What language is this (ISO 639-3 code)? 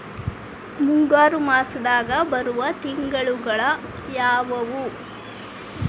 kan